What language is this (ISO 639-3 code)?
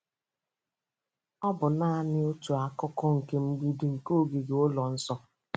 ibo